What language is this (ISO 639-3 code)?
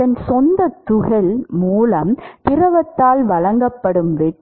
tam